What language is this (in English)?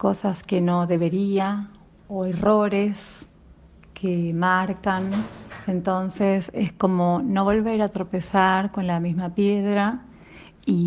Spanish